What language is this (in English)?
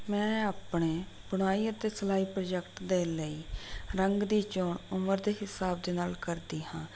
Punjabi